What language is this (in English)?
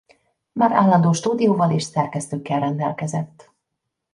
Hungarian